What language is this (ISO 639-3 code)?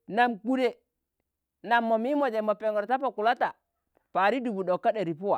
tan